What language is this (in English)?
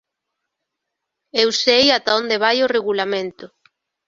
Galician